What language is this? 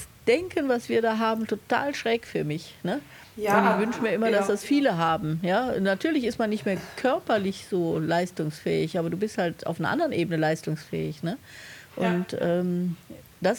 German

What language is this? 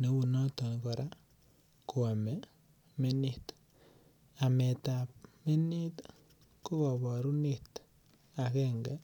Kalenjin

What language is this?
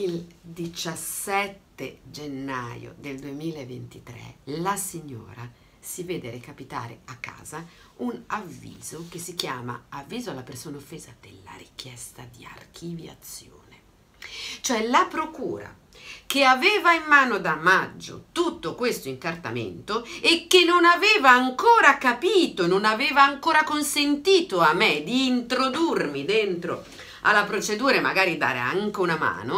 Italian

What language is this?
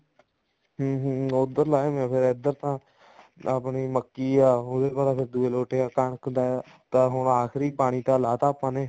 Punjabi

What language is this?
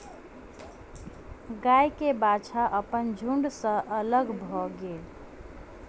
Maithili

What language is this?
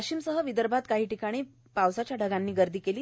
Marathi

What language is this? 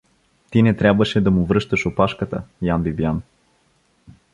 Bulgarian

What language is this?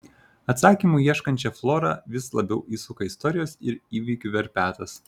Lithuanian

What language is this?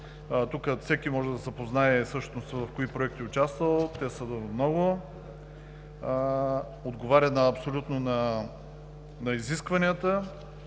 Bulgarian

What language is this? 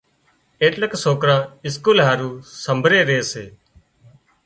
Wadiyara Koli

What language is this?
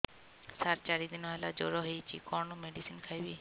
Odia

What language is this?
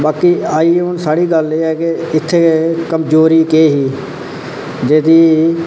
Dogri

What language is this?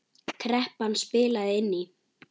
Icelandic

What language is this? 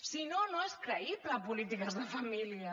Catalan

